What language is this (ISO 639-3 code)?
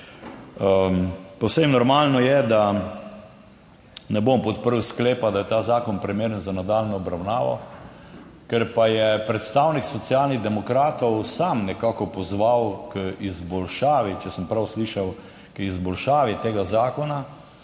slv